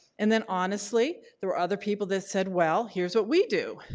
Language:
English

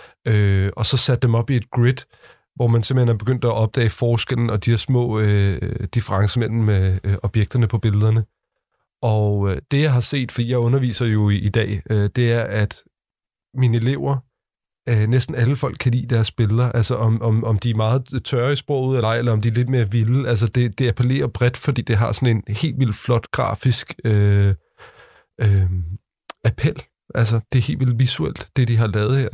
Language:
Danish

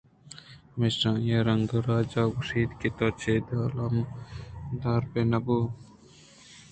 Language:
Eastern Balochi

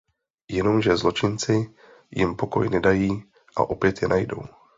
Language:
Czech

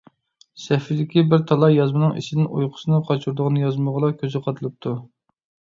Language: Uyghur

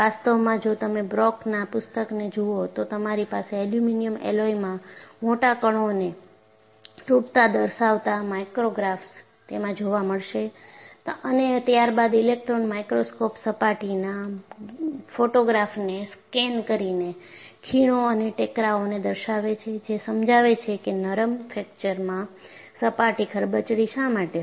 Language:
Gujarati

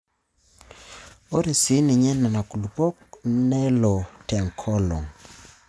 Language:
Masai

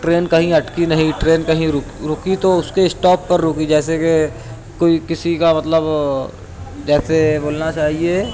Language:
Urdu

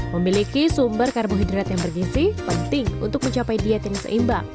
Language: Indonesian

